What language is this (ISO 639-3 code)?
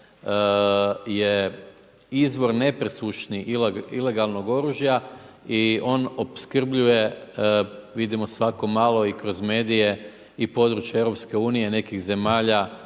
hrv